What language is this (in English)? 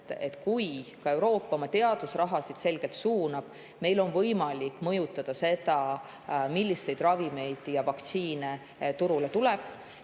Estonian